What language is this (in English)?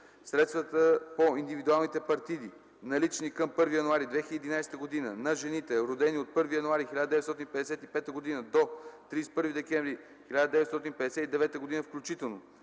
Bulgarian